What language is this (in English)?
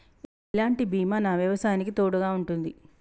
Telugu